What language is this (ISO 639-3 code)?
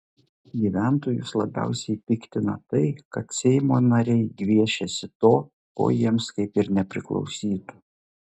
lit